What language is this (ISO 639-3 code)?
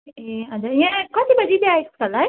nep